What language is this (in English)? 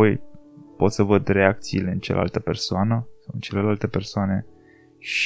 Romanian